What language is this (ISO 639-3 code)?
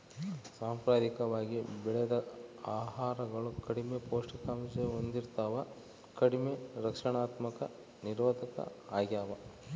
kan